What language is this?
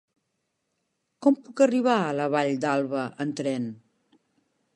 Catalan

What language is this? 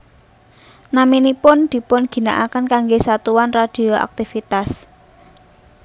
Javanese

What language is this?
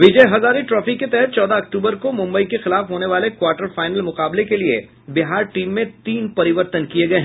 Hindi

